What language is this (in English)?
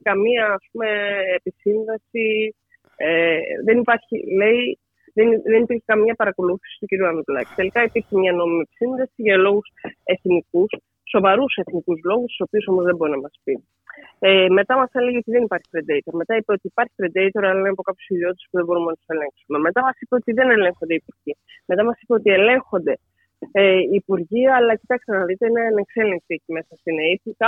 Greek